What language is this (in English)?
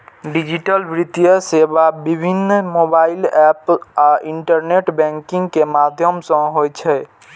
Maithili